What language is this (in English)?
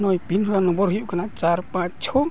Santali